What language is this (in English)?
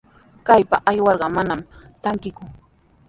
Sihuas Ancash Quechua